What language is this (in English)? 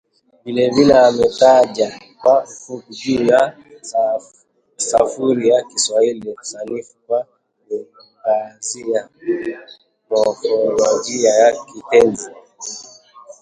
Swahili